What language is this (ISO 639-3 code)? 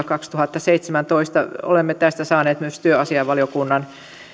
fin